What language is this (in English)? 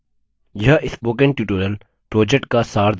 Hindi